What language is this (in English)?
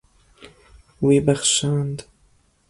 Kurdish